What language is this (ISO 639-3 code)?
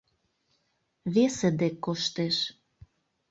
chm